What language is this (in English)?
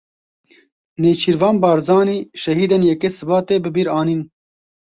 Kurdish